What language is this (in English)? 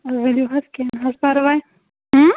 Kashmiri